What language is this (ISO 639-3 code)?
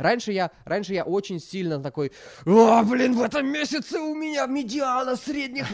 rus